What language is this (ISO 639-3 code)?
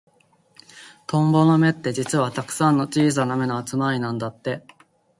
jpn